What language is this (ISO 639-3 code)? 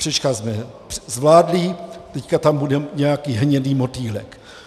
ces